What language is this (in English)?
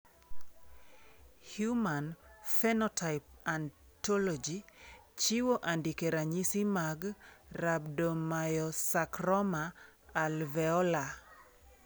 Luo (Kenya and Tanzania)